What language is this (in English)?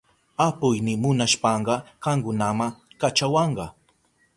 Southern Pastaza Quechua